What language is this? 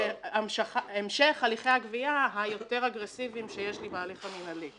Hebrew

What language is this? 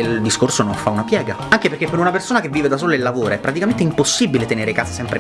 Italian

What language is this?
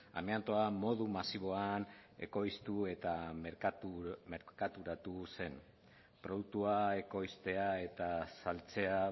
Basque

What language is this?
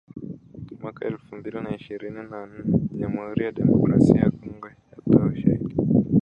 Swahili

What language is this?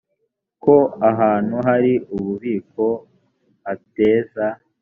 Kinyarwanda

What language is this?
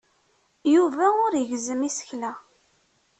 Kabyle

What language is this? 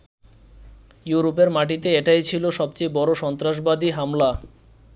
Bangla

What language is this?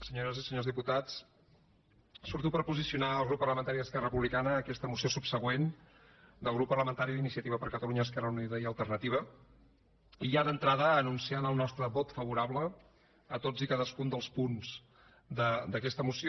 Catalan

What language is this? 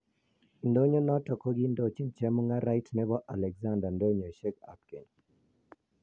Kalenjin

